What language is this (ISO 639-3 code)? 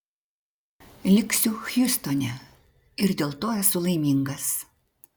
lit